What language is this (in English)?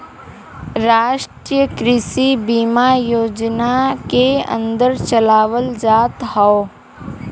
Bhojpuri